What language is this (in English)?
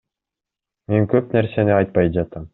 Kyrgyz